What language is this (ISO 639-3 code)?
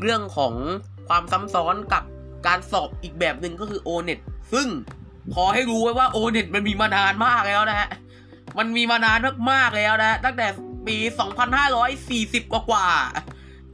tha